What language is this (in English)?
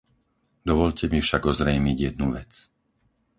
Slovak